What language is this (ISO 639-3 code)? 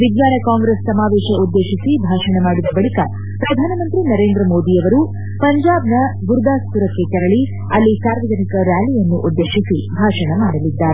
kan